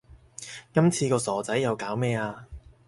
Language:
Cantonese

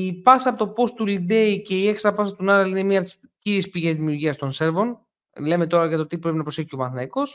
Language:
Greek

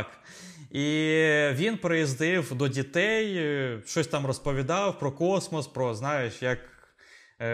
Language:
Ukrainian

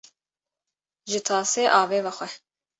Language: Kurdish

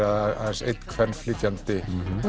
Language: Icelandic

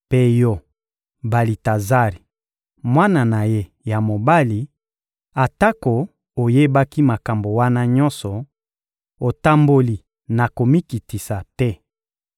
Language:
Lingala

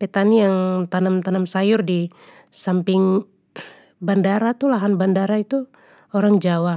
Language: Papuan Malay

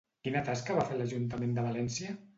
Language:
Catalan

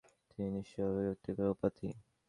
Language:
Bangla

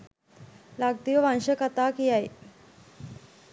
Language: Sinhala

